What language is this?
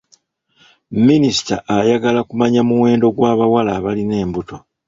Ganda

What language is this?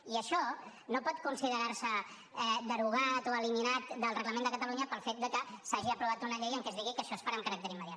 Catalan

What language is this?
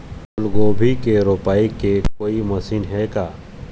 Chhattisgarhi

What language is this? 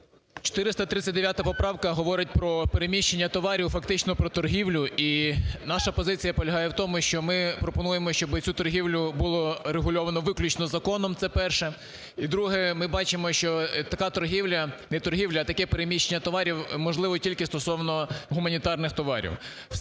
Ukrainian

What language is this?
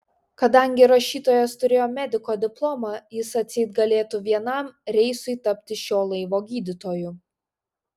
Lithuanian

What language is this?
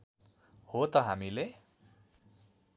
Nepali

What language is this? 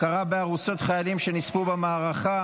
Hebrew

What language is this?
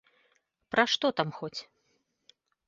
Belarusian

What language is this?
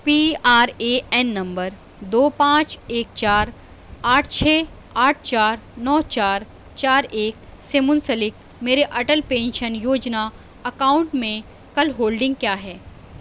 Urdu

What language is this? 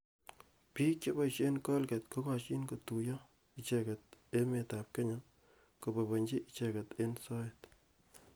Kalenjin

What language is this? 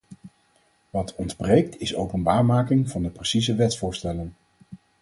Dutch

